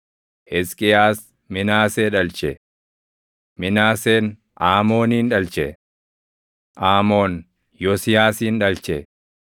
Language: Oromo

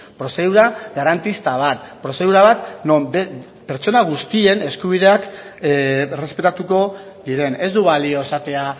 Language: Basque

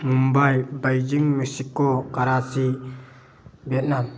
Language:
Manipuri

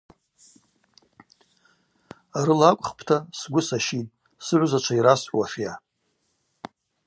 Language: Abaza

